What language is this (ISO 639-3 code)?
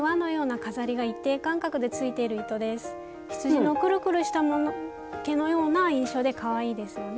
jpn